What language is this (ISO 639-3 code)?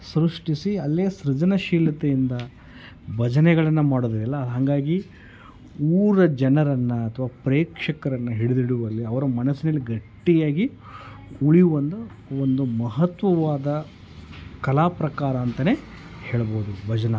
kan